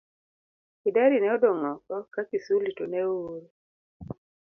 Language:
Luo (Kenya and Tanzania)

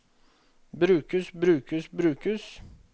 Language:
Norwegian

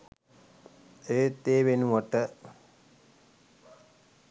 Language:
Sinhala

